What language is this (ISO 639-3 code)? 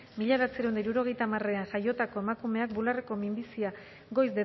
eus